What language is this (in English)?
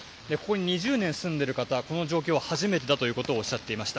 Japanese